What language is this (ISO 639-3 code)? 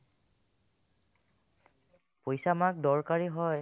asm